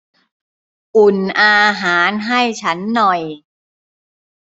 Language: Thai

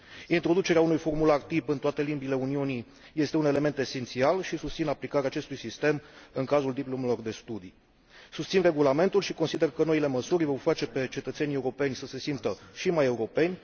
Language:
Romanian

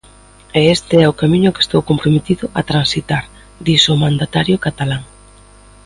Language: Galician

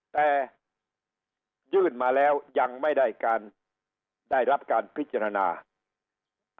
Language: Thai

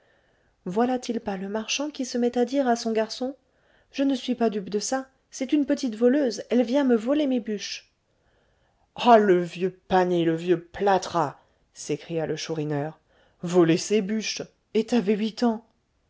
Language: French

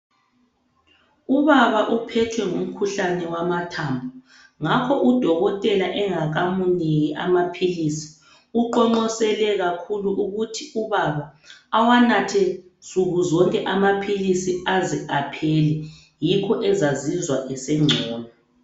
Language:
North Ndebele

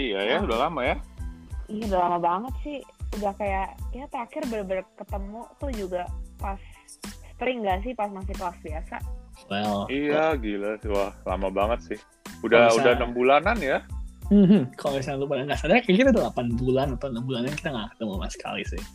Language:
Indonesian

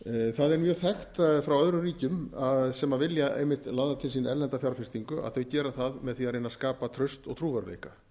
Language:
Icelandic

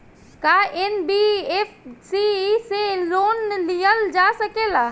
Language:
Bhojpuri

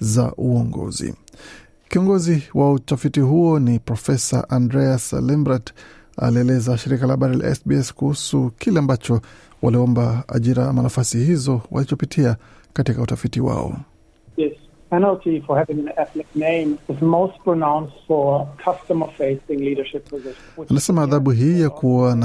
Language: Swahili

